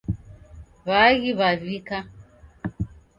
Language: Taita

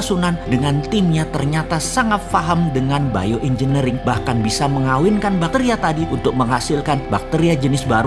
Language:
Indonesian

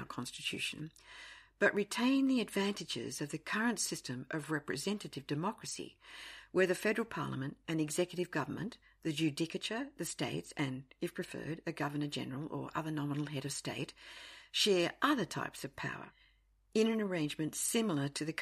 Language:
English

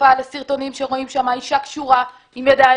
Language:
Hebrew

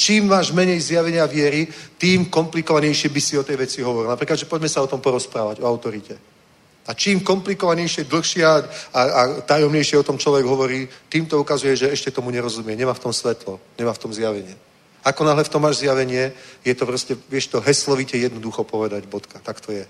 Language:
Czech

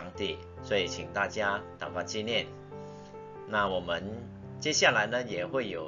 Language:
Chinese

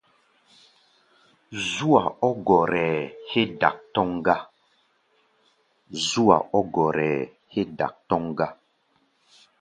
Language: Gbaya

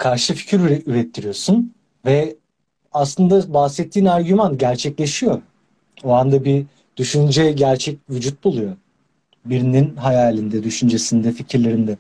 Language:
Turkish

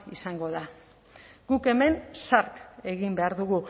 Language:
Basque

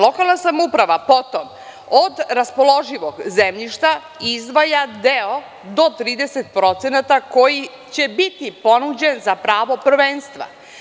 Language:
Serbian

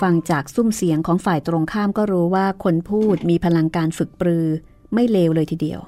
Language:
Thai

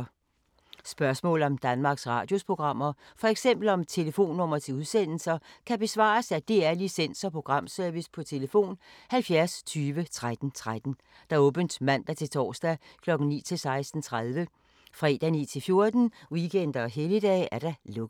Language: Danish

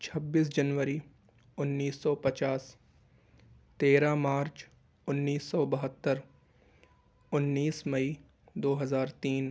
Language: Urdu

